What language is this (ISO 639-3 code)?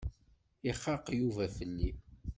kab